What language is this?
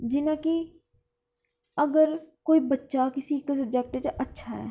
Dogri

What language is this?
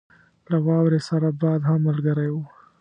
Pashto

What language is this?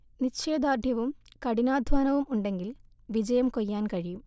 Malayalam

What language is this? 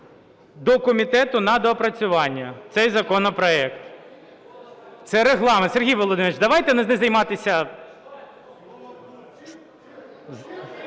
Ukrainian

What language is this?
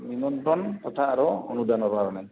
Assamese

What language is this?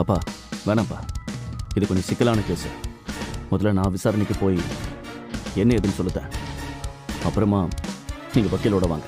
Tamil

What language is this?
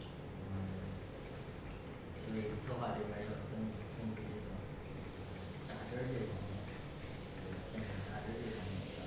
Chinese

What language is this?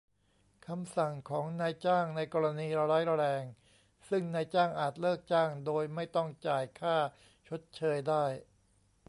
Thai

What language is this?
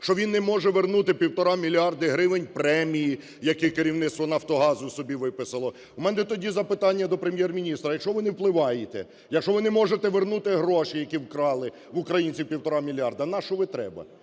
Ukrainian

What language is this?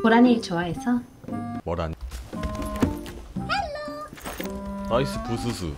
Korean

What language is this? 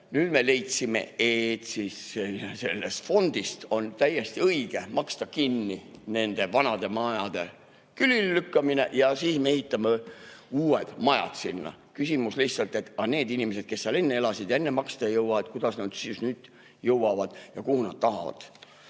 Estonian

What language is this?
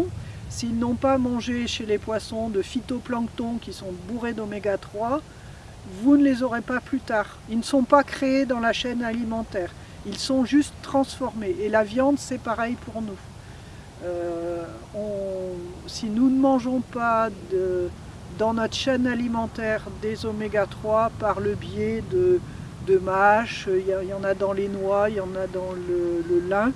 French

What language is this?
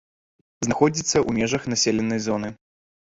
Belarusian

